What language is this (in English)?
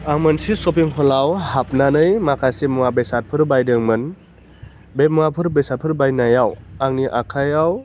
Bodo